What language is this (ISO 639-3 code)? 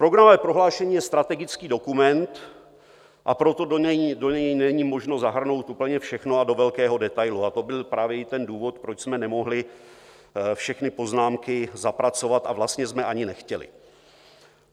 ces